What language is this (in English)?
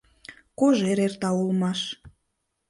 Mari